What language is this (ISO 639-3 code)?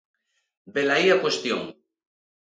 glg